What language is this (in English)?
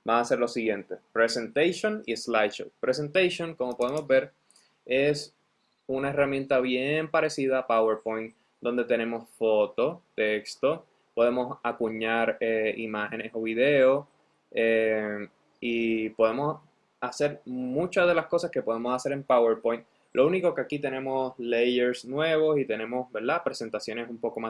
Spanish